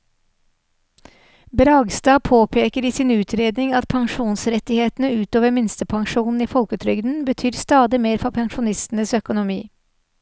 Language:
Norwegian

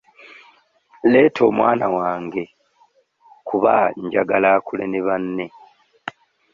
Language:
Ganda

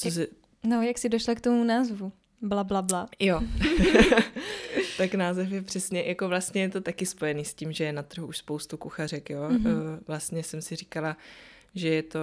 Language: Czech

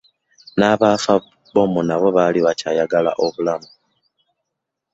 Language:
Ganda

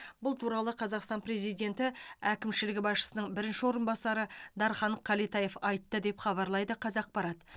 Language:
Kazakh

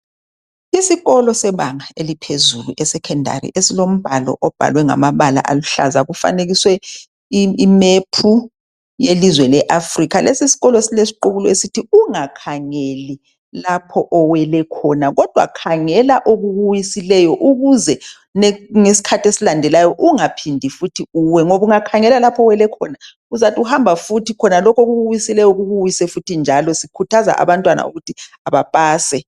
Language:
North Ndebele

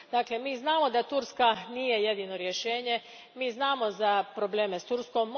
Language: Croatian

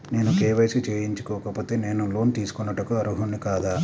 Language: Telugu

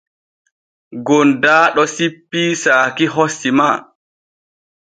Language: Borgu Fulfulde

